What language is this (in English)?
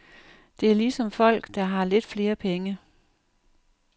Danish